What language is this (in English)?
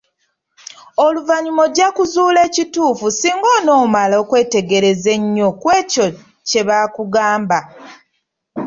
Ganda